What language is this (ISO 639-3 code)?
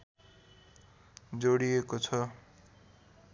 nep